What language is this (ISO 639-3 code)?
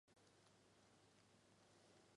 zho